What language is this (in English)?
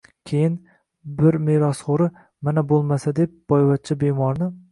Uzbek